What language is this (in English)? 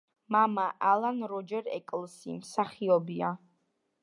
Georgian